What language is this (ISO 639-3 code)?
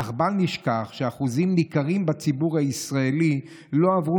heb